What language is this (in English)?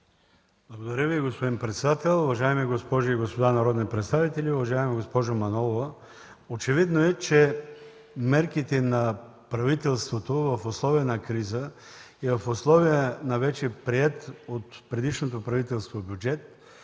Bulgarian